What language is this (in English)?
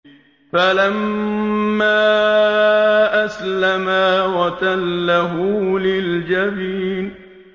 Arabic